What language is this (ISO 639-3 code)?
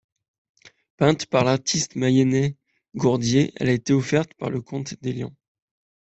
fra